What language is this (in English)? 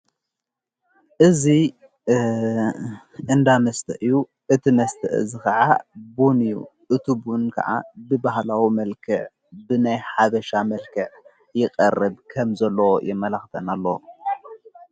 Tigrinya